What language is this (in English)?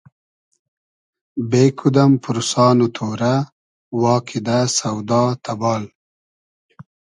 Hazaragi